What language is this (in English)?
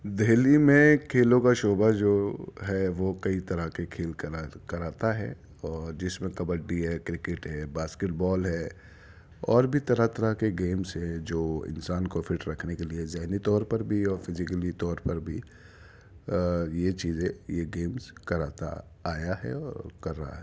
Urdu